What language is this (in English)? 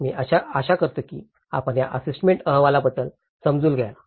Marathi